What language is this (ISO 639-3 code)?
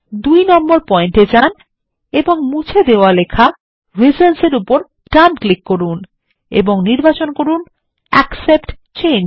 ben